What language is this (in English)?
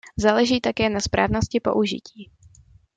Czech